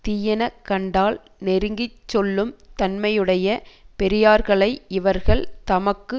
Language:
Tamil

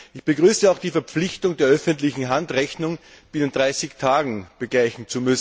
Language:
German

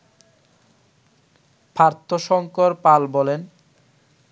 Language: Bangla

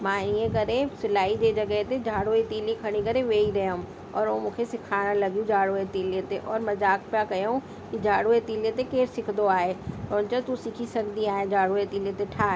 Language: Sindhi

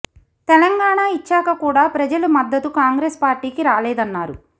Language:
Telugu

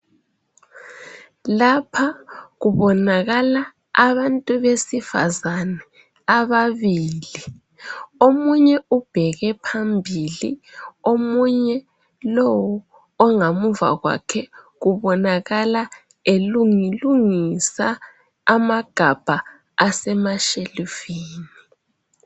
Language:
North Ndebele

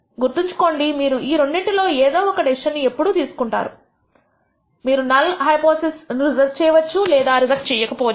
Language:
Telugu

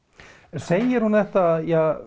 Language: Icelandic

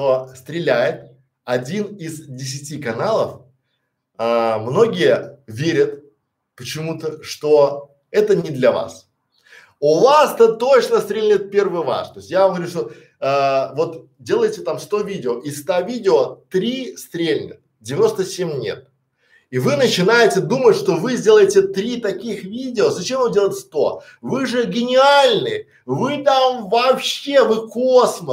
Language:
Russian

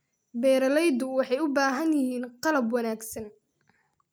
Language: Somali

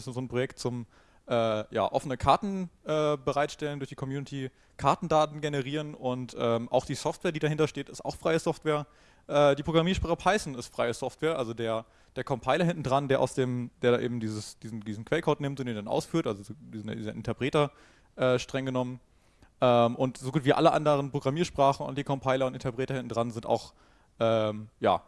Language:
German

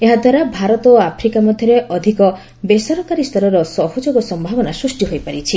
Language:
Odia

